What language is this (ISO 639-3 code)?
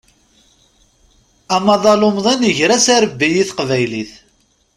kab